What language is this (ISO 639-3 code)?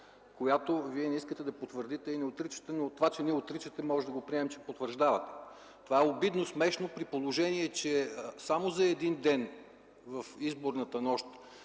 bul